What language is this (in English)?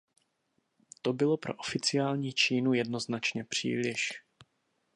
Czech